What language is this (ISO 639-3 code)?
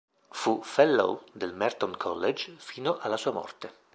ita